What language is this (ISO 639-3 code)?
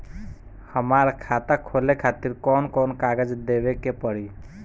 bho